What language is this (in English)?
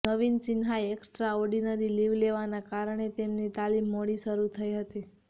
Gujarati